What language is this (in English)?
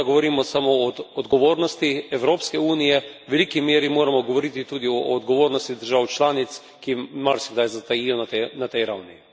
Slovenian